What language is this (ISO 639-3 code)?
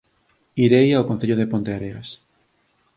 glg